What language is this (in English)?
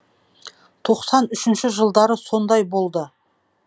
Kazakh